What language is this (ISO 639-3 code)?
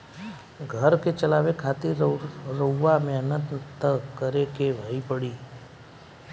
bho